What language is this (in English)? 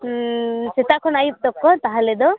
Santali